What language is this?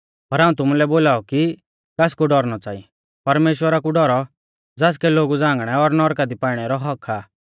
Mahasu Pahari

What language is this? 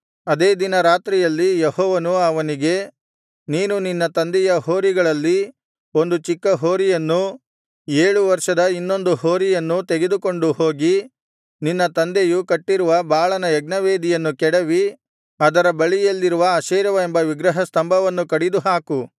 Kannada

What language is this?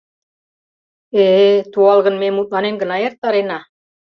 Mari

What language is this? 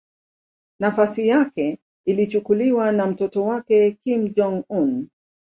Swahili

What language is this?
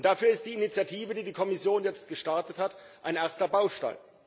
German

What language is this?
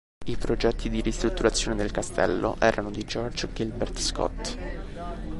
Italian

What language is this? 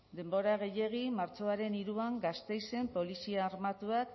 Basque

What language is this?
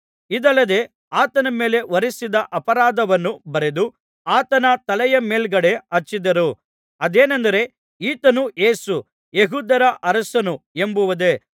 Kannada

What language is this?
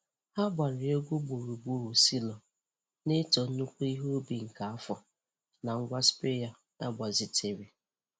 Igbo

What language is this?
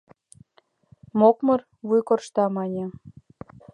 Mari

